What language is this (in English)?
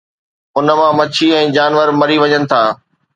Sindhi